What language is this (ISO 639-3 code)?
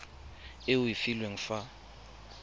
tsn